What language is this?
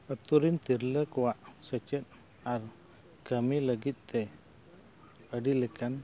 Santali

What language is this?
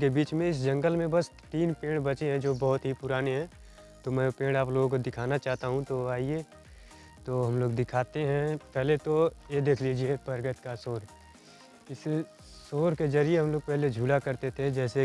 Hindi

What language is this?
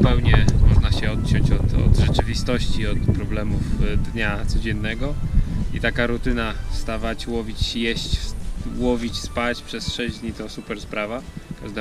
Polish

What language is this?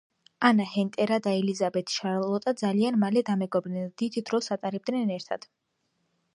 Georgian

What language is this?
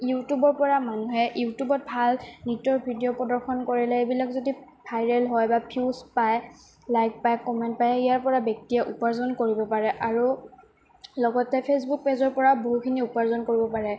Assamese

